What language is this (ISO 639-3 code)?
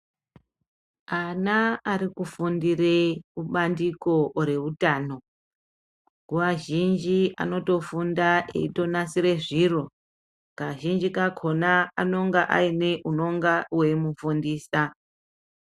ndc